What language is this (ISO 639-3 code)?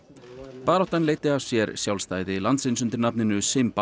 isl